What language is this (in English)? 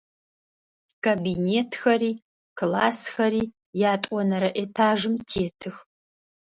Adyghe